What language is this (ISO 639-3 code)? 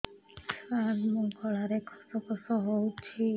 ori